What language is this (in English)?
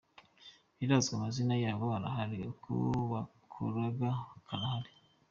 Kinyarwanda